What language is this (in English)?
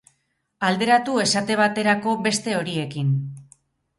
Basque